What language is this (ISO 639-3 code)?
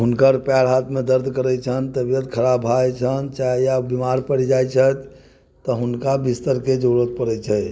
mai